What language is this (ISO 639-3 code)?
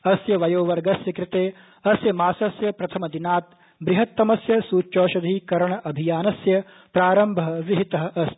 san